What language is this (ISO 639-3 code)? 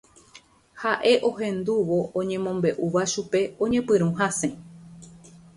grn